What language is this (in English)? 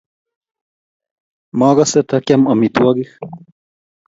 Kalenjin